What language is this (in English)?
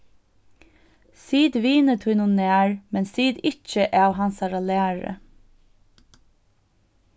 Faroese